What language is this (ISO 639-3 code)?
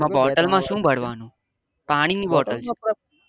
guj